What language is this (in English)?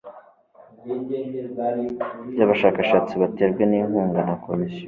Kinyarwanda